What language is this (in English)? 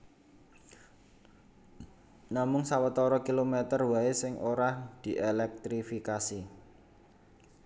Javanese